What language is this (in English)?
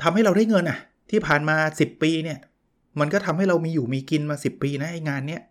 Thai